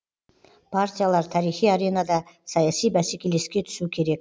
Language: Kazakh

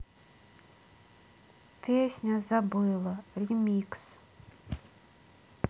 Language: Russian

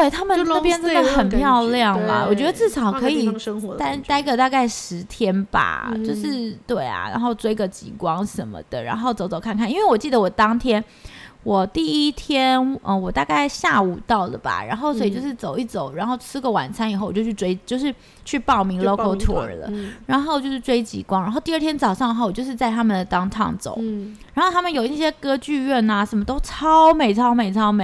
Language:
Chinese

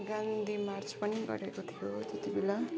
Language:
Nepali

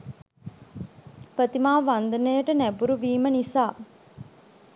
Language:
Sinhala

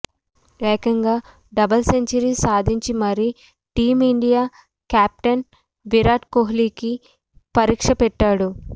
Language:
Telugu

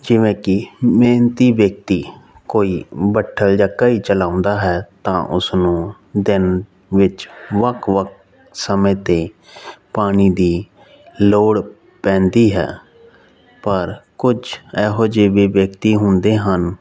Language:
Punjabi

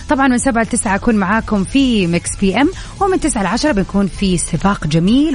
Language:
Arabic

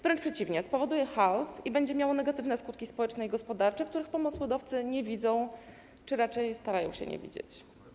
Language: Polish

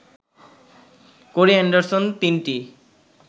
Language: Bangla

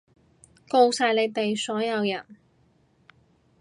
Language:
Cantonese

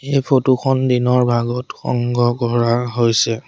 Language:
Assamese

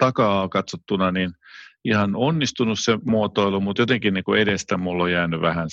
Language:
Finnish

